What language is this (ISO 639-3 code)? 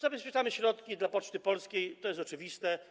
pol